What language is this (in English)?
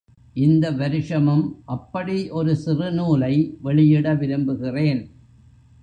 Tamil